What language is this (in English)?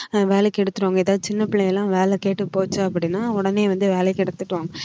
Tamil